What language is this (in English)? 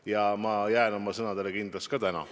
Estonian